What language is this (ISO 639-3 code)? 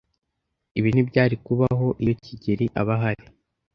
kin